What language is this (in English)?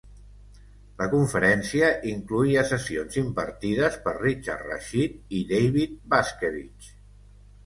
Catalan